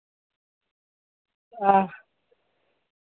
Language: Dogri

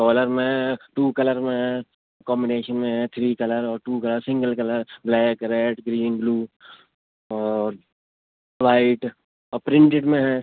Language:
Urdu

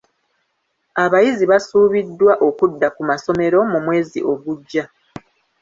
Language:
Ganda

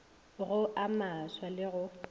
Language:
Northern Sotho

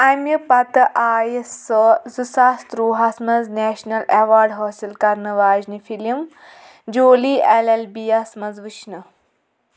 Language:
Kashmiri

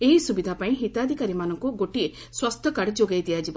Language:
Odia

